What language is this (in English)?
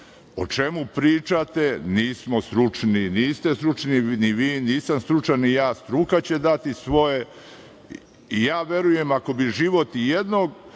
Serbian